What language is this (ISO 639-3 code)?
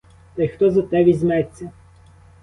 ukr